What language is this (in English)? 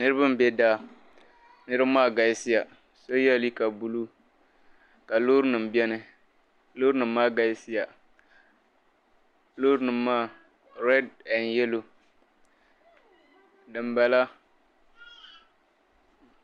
Dagbani